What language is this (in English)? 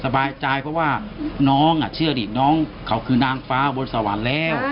Thai